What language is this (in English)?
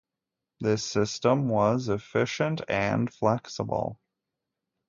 English